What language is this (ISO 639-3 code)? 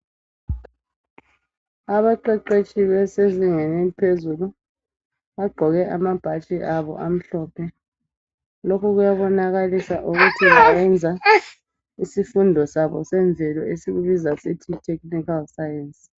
nde